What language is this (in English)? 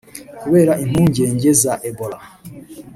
Kinyarwanda